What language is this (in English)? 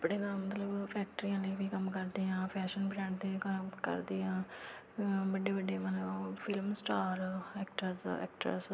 Punjabi